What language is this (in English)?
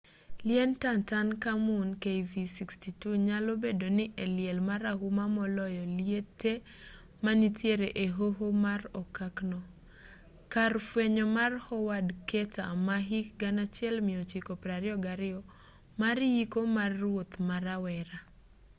Luo (Kenya and Tanzania)